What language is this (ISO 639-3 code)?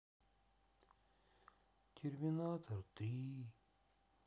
rus